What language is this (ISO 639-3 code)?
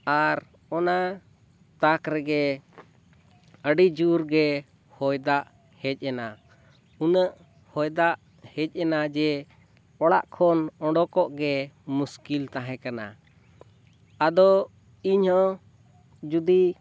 sat